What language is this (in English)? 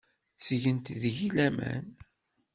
Kabyle